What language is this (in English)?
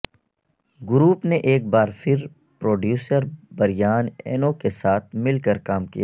Urdu